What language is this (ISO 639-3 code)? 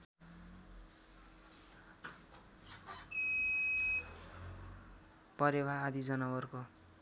nep